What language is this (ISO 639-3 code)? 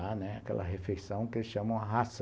por